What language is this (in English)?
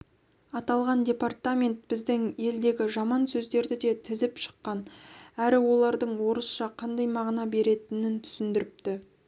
Kazakh